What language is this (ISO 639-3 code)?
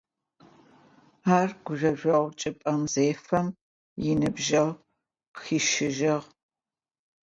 ady